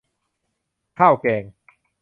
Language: Thai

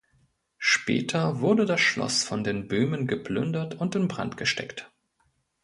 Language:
German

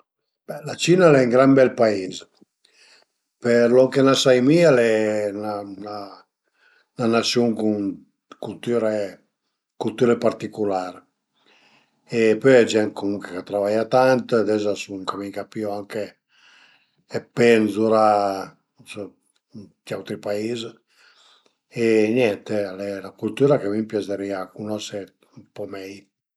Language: Piedmontese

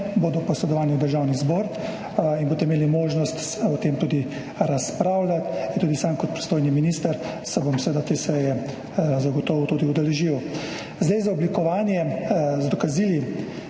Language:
Slovenian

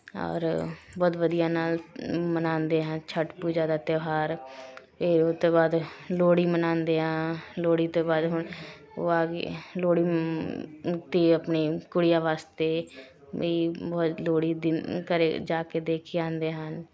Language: Punjabi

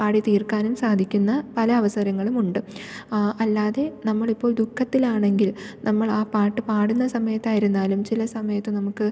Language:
Malayalam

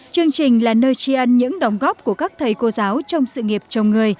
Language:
Vietnamese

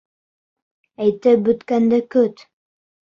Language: Bashkir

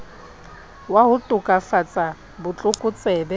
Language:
Southern Sotho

